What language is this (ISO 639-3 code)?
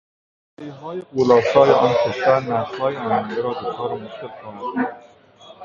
fas